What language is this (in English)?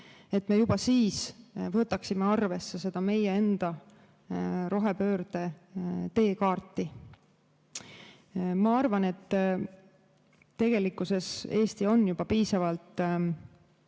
Estonian